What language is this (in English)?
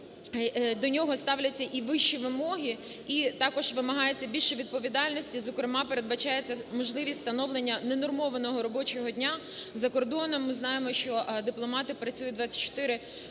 Ukrainian